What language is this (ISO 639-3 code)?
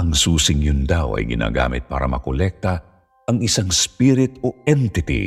fil